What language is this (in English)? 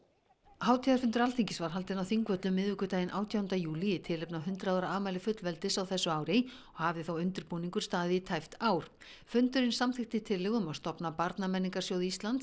Icelandic